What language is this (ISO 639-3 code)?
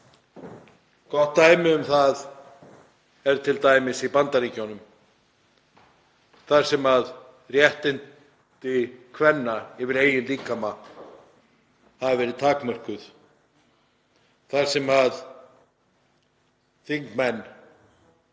isl